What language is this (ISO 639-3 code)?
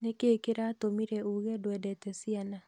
kik